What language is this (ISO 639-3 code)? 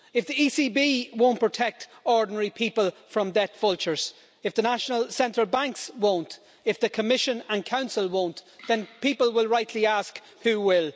eng